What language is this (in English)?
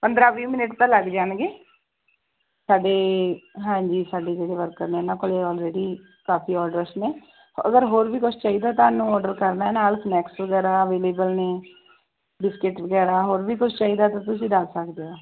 Punjabi